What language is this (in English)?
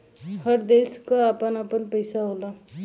Bhojpuri